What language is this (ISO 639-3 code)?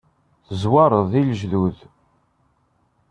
kab